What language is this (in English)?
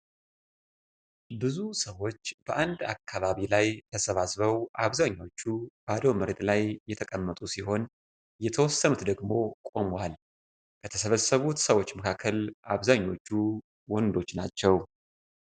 Amharic